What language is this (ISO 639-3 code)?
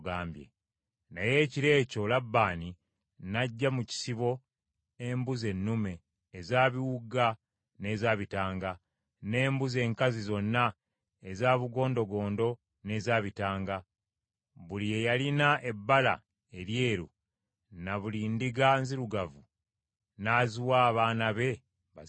lug